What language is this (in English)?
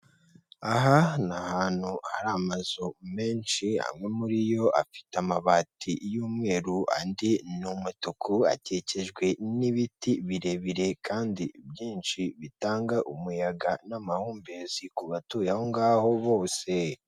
Kinyarwanda